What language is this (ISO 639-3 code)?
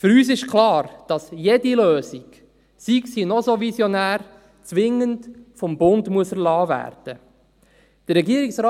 gsw